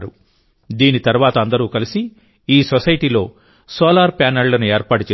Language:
Telugu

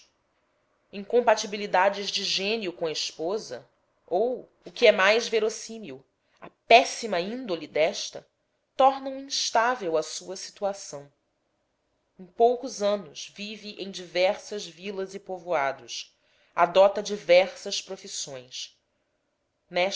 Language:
Portuguese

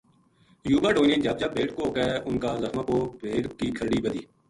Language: Gujari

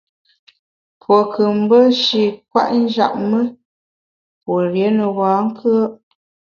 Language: Bamun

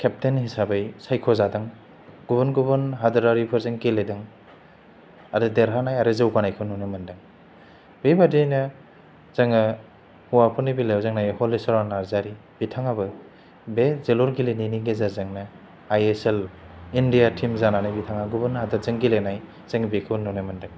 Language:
Bodo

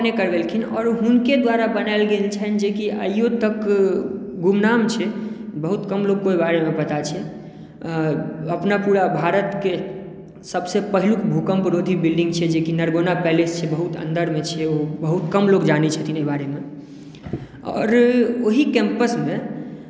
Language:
Maithili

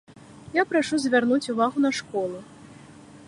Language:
Belarusian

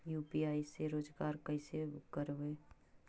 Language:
Magahi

